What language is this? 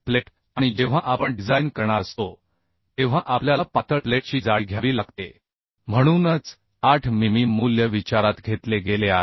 Marathi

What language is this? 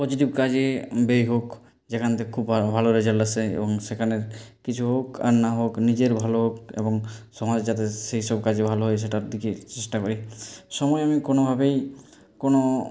Bangla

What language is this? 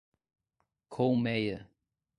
Portuguese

